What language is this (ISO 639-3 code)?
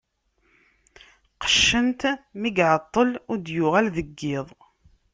kab